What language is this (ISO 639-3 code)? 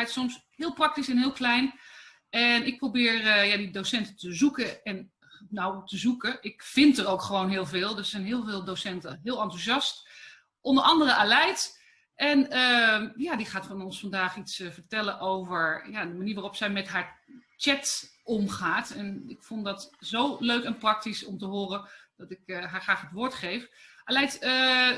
nld